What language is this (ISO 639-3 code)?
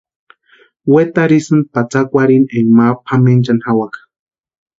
pua